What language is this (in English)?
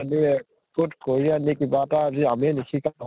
Assamese